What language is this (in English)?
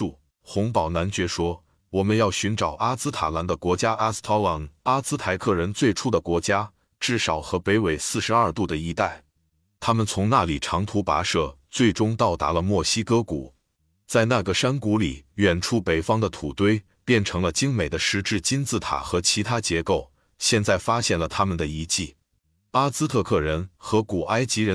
Chinese